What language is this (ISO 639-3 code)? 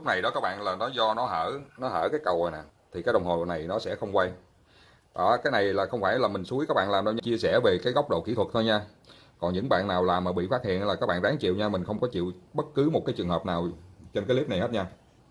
vie